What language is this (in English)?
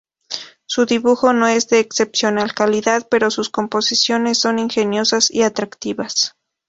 Spanish